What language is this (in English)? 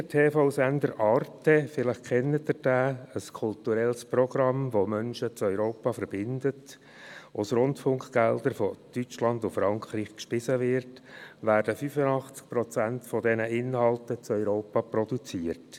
Swiss German